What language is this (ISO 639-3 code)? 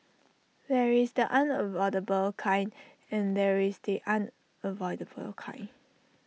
eng